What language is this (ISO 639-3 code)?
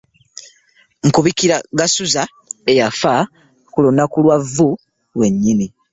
lug